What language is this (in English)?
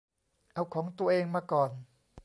Thai